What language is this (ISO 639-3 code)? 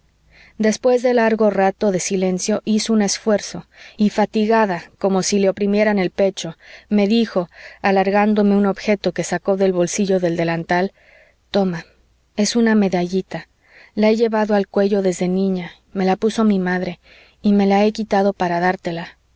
spa